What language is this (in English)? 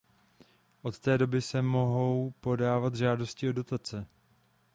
Czech